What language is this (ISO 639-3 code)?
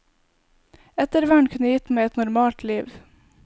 nor